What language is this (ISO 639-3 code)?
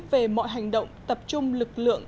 vie